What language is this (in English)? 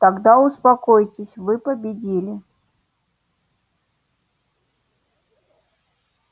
Russian